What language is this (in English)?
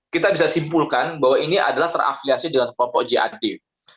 Indonesian